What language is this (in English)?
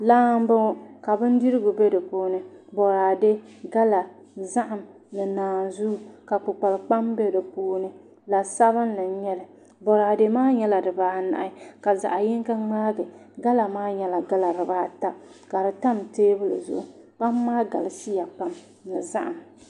Dagbani